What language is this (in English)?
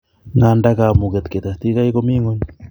Kalenjin